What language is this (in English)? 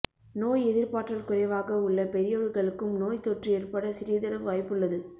Tamil